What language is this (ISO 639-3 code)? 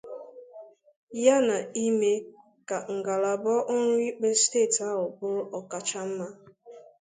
ibo